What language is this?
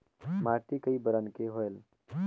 Chhattisgarhi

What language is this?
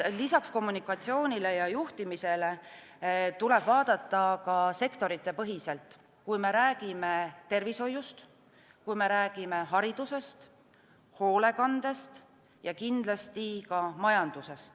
Estonian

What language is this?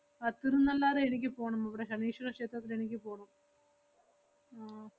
Malayalam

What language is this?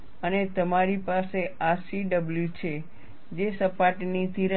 Gujarati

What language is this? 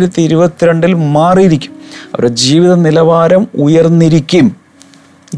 Malayalam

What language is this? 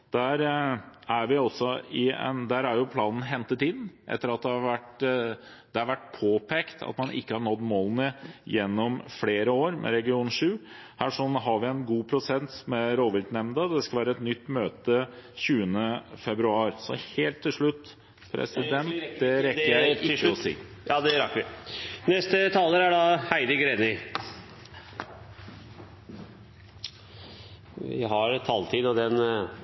Norwegian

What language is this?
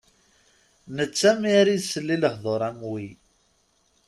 Kabyle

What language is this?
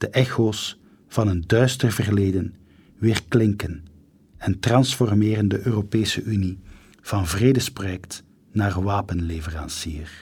Dutch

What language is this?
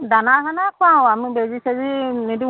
Assamese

